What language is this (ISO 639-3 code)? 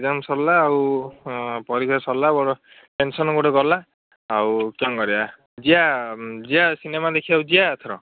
ori